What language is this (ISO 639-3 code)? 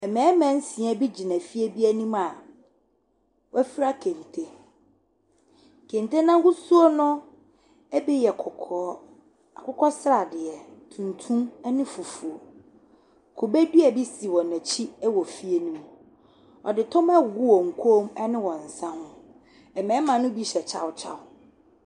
aka